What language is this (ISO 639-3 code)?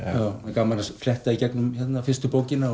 isl